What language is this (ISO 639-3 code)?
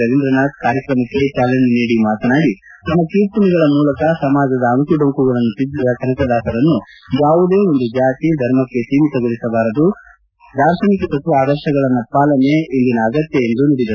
kan